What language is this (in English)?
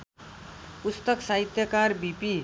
Nepali